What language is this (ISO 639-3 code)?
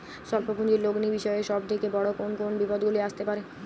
ben